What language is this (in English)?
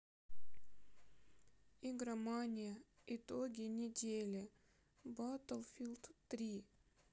Russian